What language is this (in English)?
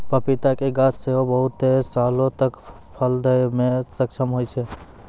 Maithili